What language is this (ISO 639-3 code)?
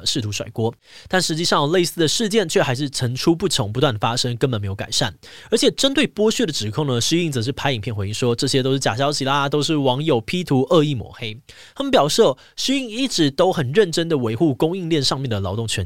zho